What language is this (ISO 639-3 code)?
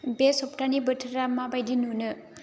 brx